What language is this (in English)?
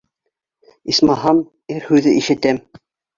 Bashkir